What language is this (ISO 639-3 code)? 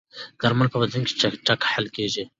pus